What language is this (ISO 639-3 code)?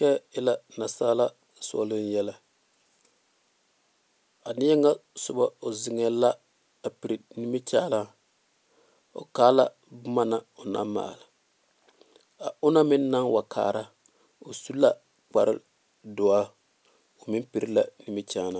dga